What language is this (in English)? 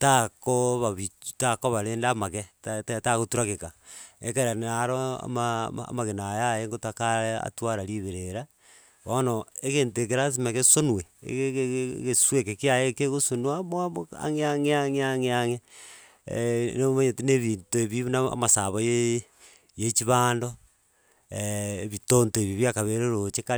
Gusii